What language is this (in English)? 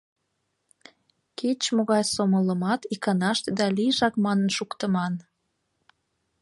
Mari